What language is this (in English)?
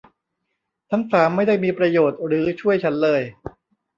Thai